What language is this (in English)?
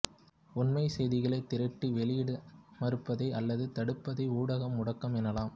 Tamil